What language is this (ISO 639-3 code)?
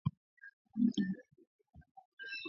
swa